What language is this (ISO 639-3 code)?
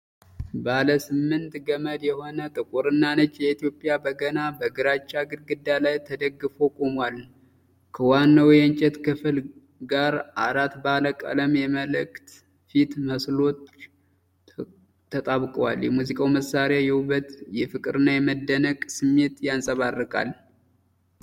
amh